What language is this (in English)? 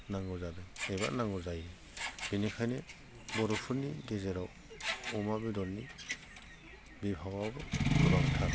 Bodo